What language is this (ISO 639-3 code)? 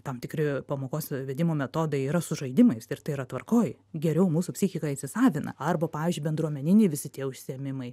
lit